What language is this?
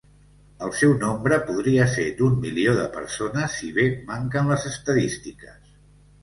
Catalan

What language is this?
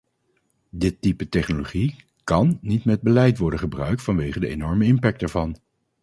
Dutch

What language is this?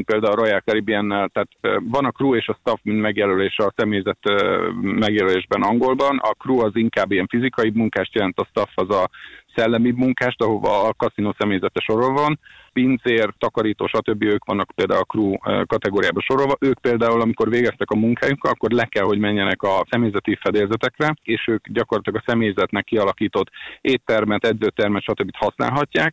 Hungarian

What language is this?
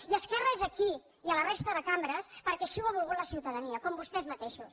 Catalan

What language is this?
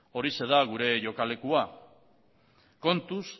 Basque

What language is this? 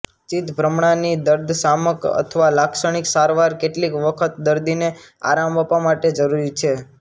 Gujarati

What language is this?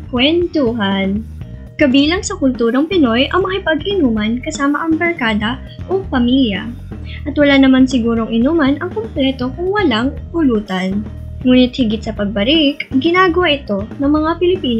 Filipino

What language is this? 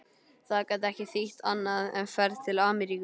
Icelandic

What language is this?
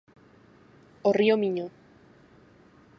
Galician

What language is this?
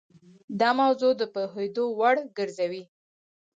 Pashto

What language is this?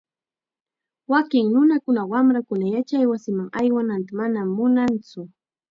Chiquián Ancash Quechua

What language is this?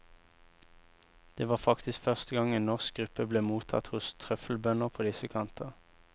Norwegian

